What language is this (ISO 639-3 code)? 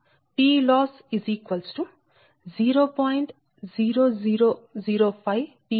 tel